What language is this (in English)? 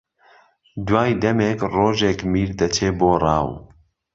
Central Kurdish